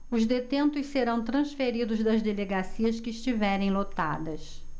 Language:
Portuguese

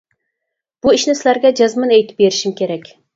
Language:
Uyghur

